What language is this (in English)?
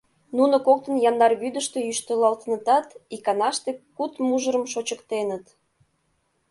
Mari